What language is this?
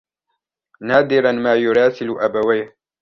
Arabic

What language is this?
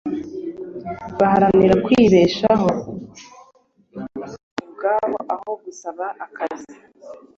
Kinyarwanda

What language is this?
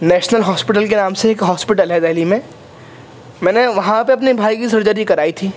Urdu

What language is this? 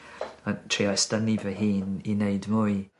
Welsh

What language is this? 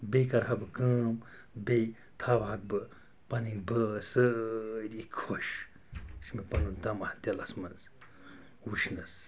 Kashmiri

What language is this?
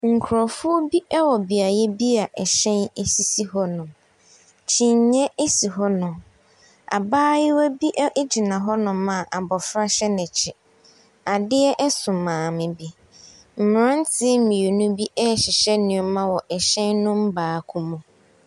Akan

